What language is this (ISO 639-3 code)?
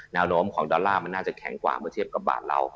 tha